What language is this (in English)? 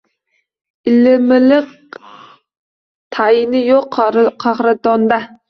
Uzbek